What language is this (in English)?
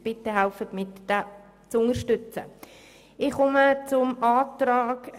Swiss German